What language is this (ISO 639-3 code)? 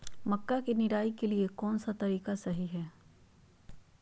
mag